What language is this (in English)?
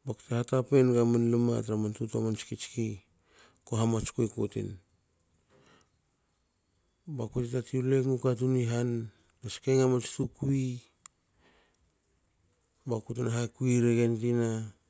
Hakö